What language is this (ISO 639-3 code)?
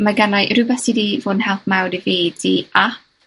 cym